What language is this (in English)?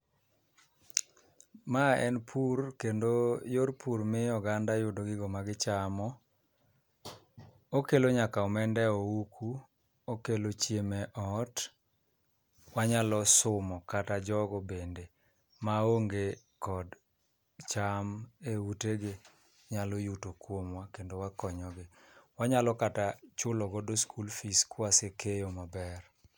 Luo (Kenya and Tanzania)